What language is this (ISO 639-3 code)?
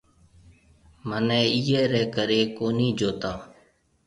mve